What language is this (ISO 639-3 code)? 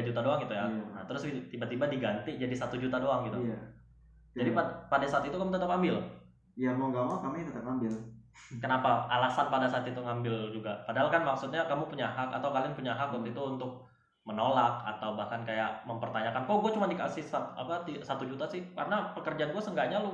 ind